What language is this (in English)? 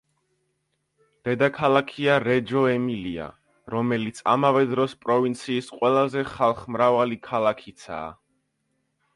Georgian